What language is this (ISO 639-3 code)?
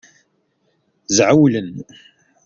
kab